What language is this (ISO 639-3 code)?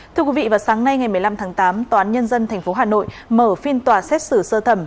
vie